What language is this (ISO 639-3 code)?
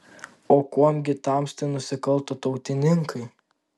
lit